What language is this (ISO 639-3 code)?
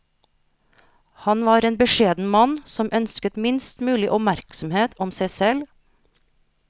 nor